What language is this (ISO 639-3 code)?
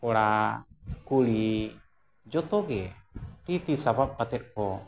sat